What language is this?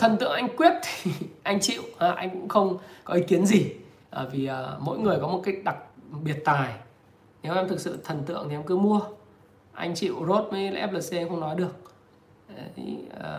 Vietnamese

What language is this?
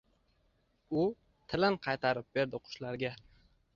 Uzbek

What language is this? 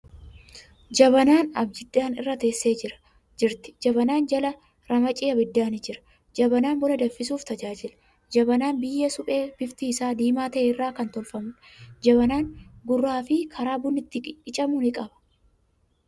Oromo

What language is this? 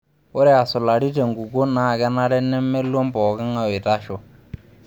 Masai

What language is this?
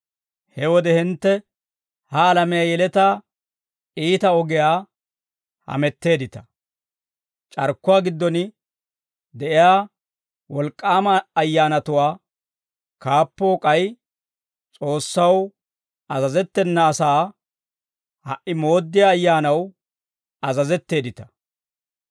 Dawro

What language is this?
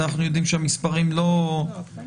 Hebrew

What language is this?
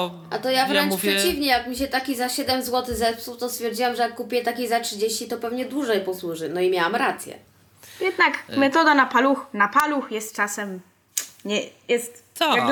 Polish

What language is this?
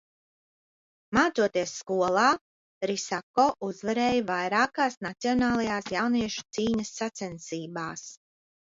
Latvian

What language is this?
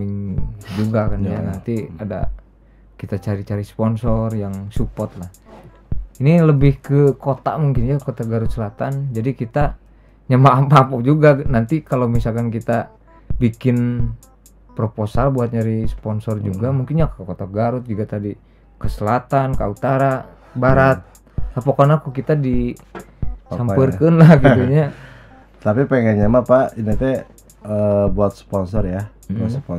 Indonesian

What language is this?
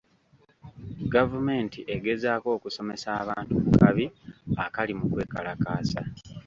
Ganda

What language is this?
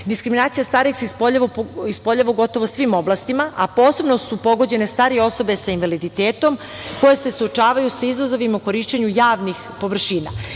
Serbian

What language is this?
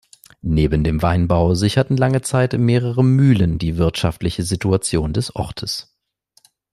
German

